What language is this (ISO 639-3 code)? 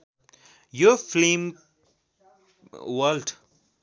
nep